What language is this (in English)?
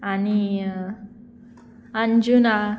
Konkani